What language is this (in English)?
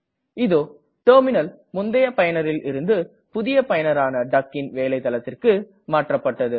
Tamil